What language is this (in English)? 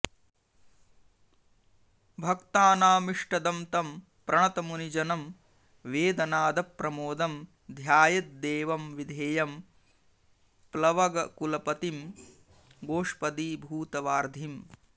Sanskrit